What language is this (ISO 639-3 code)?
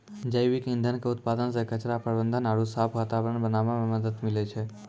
mai